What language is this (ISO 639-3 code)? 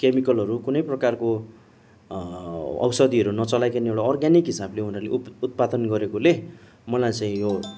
nep